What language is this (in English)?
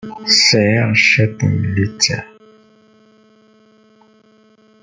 Kabyle